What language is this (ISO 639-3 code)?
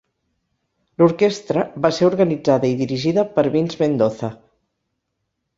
cat